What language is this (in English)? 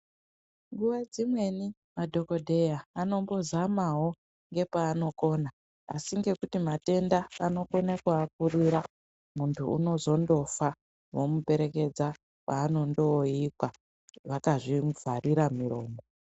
Ndau